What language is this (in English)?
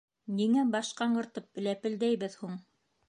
Bashkir